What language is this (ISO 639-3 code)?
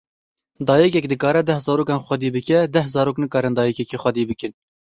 kur